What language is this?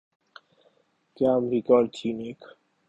Urdu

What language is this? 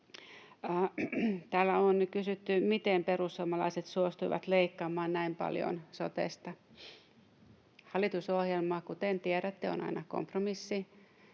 Finnish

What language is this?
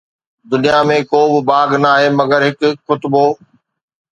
Sindhi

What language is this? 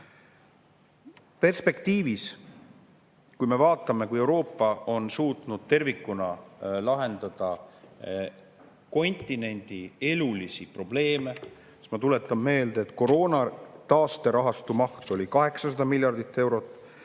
Estonian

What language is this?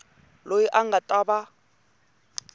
Tsonga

